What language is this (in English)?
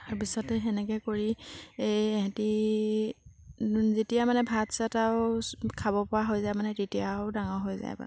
Assamese